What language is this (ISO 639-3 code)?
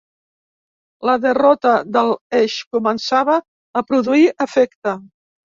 cat